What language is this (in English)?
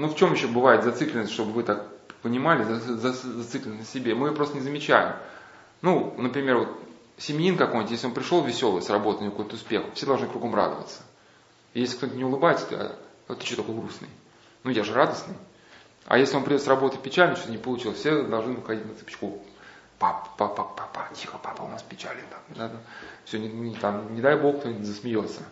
Russian